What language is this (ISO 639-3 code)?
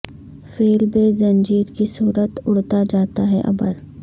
urd